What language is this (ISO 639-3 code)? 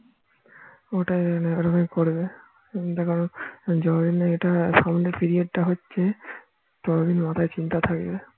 ben